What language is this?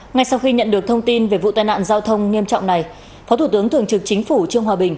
Vietnamese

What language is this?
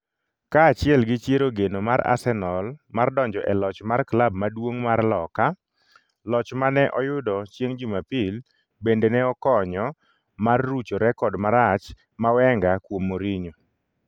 Luo (Kenya and Tanzania)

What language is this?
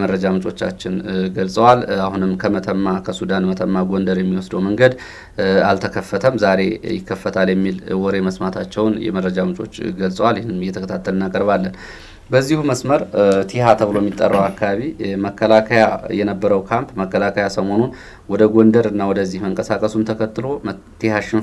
Arabic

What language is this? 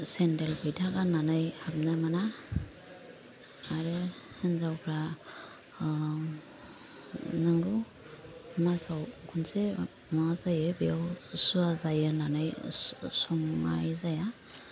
Bodo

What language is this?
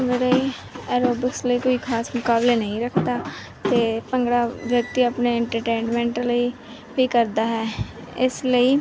Punjabi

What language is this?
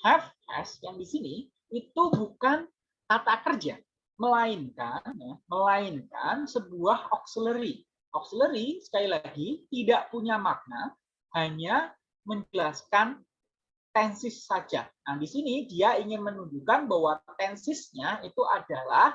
Indonesian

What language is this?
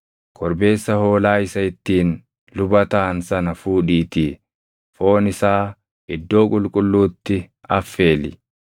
Oromo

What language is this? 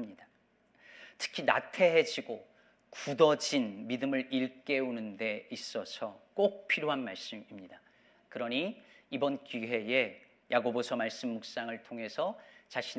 Korean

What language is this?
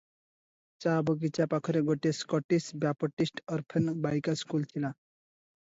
Odia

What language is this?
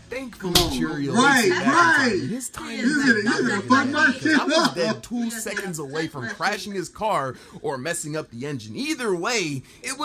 English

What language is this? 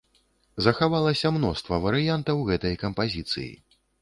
Belarusian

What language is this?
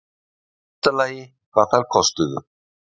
Icelandic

